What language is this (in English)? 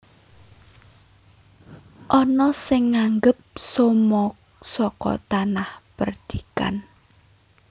Javanese